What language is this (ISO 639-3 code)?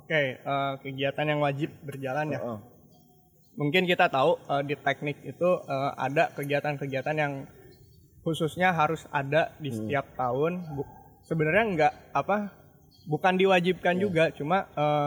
ind